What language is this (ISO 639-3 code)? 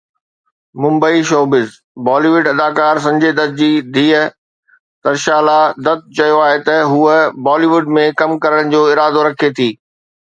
snd